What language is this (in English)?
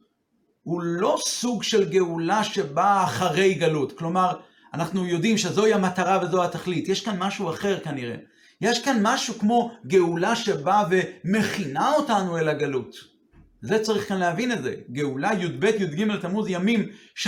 Hebrew